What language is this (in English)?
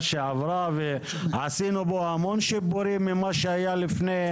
Hebrew